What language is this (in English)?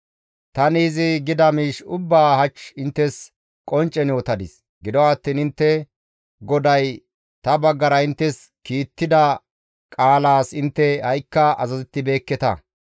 Gamo